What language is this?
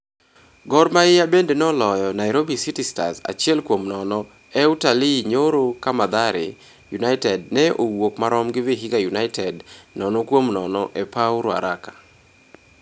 Luo (Kenya and Tanzania)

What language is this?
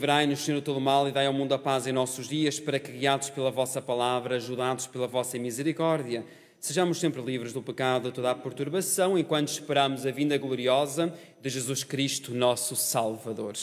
Portuguese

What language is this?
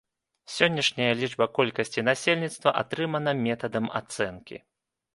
Belarusian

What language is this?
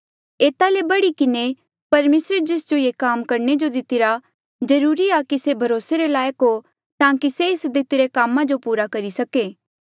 Mandeali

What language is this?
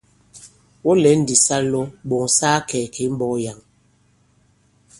Bankon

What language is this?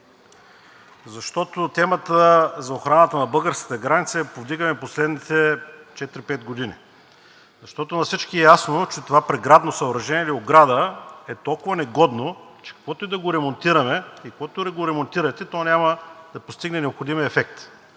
Bulgarian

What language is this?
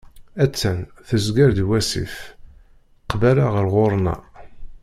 Kabyle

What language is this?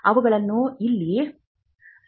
Kannada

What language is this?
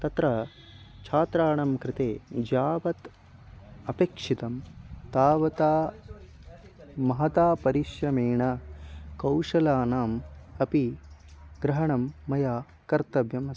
Sanskrit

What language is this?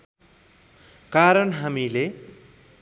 Nepali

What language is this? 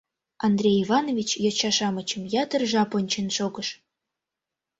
Mari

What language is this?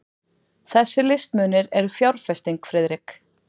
Icelandic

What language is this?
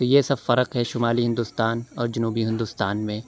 Urdu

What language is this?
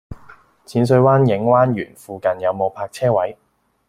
Cantonese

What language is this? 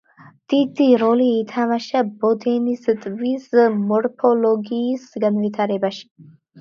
Georgian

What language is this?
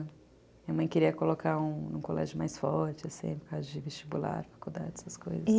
Portuguese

